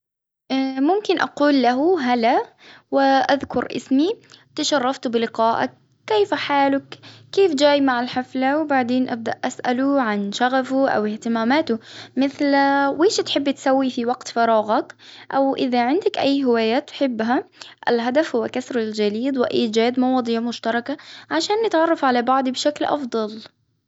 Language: Hijazi Arabic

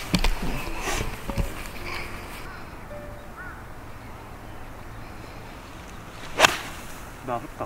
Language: Japanese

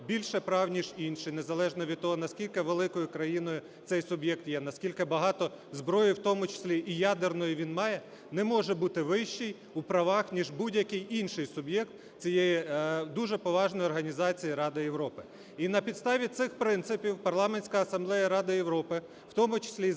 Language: Ukrainian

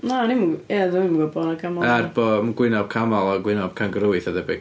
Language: Welsh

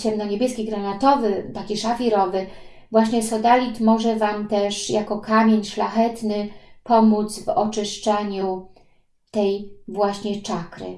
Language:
Polish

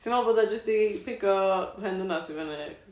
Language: Welsh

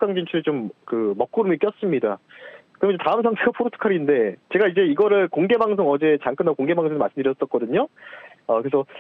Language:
Korean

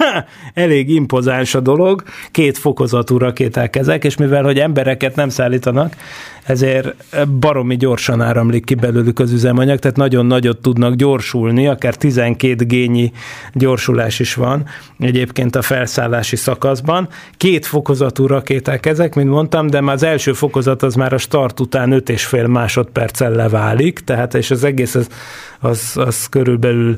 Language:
Hungarian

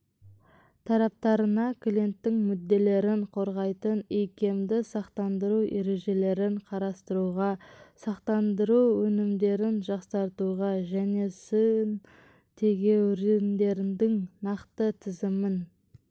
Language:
Kazakh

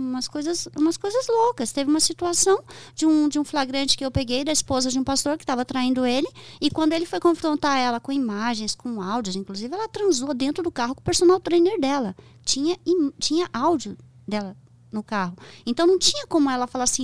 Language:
Portuguese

